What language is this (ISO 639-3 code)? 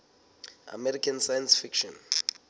sot